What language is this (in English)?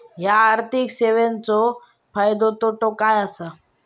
Marathi